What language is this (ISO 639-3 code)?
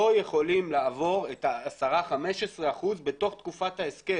heb